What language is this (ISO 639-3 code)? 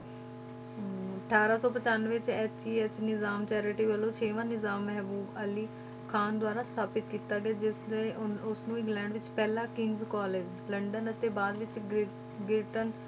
pan